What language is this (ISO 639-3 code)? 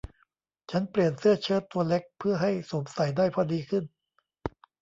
tha